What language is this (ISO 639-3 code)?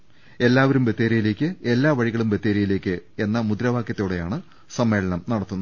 mal